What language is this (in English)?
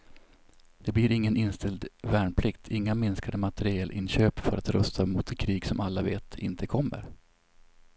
Swedish